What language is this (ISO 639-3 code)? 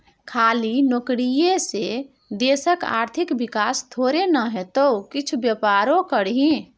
mai